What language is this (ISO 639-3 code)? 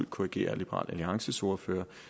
dan